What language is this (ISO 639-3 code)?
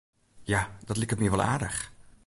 fry